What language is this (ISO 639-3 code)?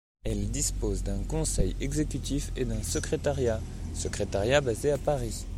fra